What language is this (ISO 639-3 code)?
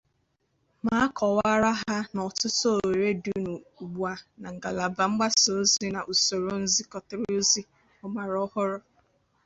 ibo